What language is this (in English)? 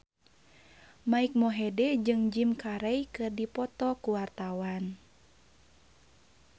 Sundanese